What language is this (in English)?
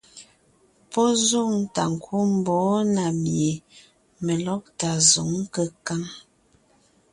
Ngiemboon